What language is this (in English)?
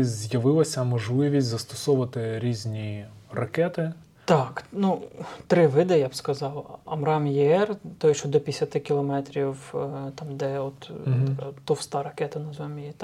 Ukrainian